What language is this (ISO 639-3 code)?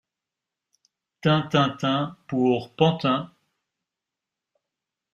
fra